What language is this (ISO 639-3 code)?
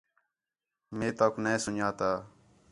xhe